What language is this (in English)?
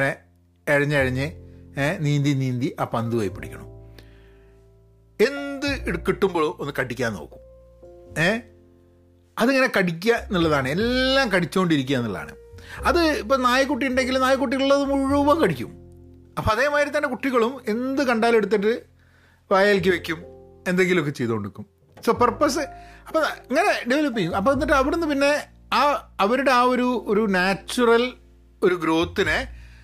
Malayalam